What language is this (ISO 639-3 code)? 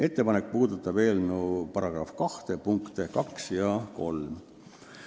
est